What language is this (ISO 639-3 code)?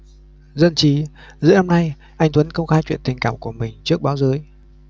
vie